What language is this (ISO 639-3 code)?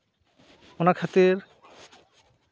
sat